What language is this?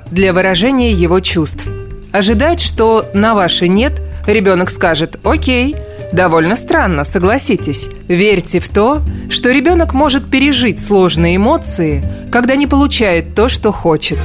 Russian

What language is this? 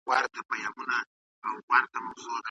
Pashto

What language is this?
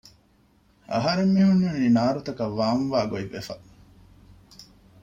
Divehi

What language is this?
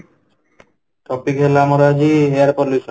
Odia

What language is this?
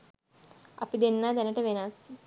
Sinhala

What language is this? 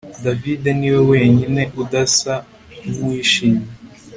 Kinyarwanda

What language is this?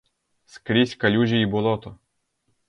Ukrainian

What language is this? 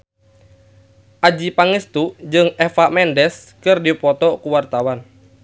Sundanese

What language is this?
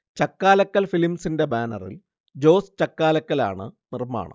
Malayalam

